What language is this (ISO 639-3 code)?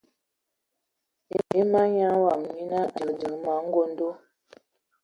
ewo